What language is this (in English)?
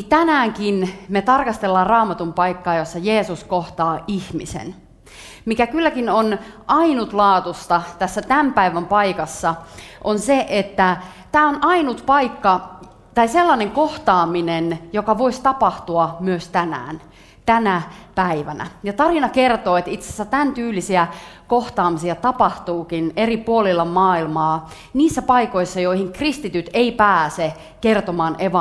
Finnish